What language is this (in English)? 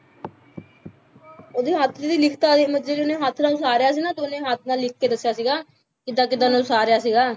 Punjabi